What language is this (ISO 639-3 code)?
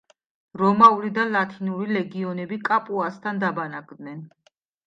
kat